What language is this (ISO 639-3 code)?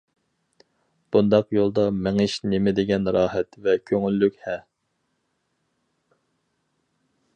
uig